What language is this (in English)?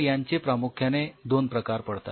Marathi